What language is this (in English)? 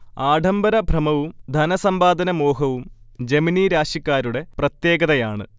Malayalam